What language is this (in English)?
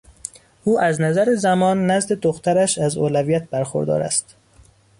Persian